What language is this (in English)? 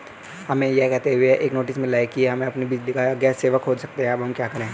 Hindi